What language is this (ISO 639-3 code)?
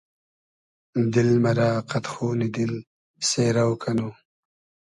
haz